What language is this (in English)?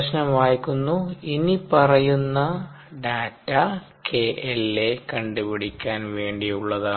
Malayalam